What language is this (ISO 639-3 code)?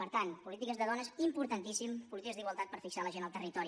cat